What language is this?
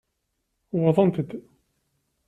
Kabyle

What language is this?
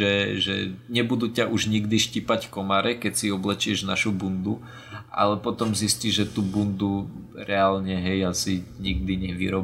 Slovak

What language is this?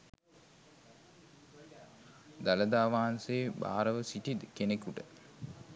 Sinhala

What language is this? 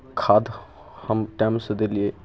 Maithili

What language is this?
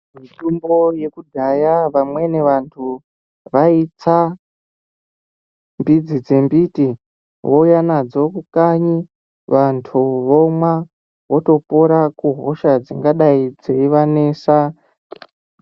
Ndau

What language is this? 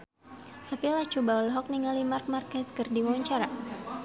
Sundanese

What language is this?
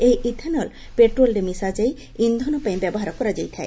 Odia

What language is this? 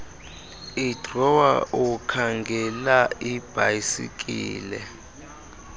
Xhosa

